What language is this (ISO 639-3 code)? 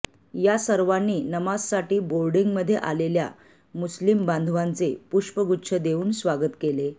mar